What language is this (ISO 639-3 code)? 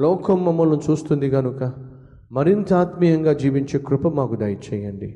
tel